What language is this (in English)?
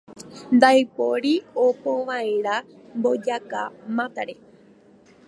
Guarani